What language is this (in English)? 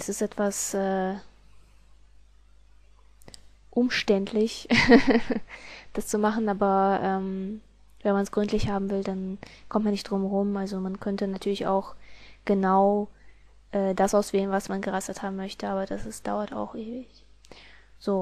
German